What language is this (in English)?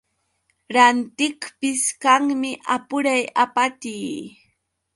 Yauyos Quechua